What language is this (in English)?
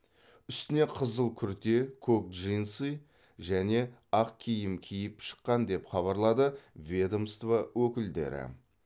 Kazakh